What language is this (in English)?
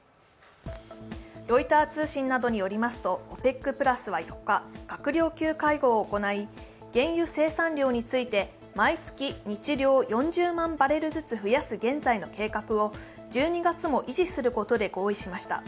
Japanese